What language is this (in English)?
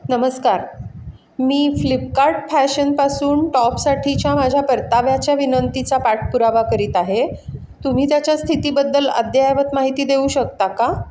Marathi